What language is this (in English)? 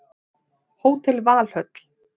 Icelandic